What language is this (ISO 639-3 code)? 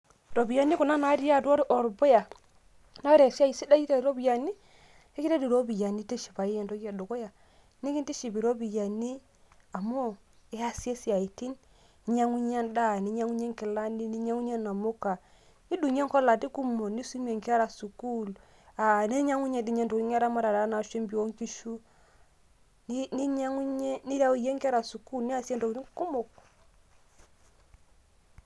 mas